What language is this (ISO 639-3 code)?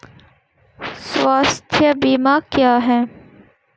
hin